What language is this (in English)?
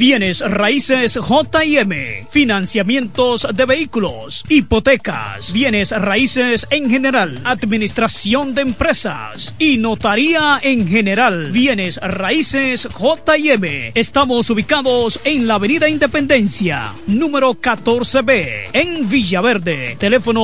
Spanish